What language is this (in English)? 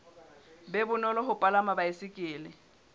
Southern Sotho